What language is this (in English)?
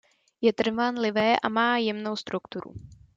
Czech